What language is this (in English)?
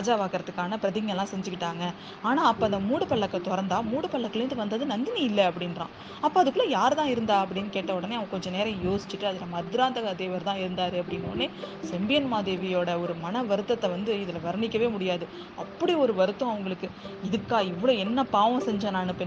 Tamil